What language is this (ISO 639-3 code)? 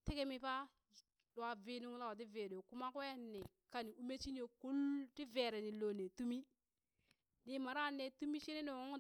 bys